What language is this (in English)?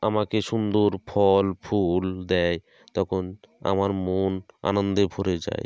Bangla